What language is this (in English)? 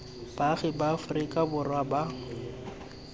Tswana